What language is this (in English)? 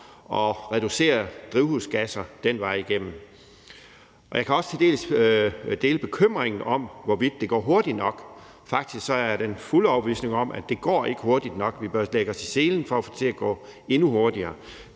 Danish